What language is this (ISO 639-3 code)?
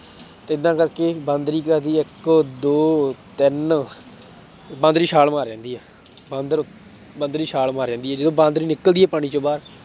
pan